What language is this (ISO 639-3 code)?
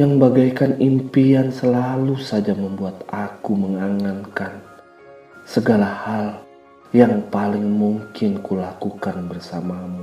ind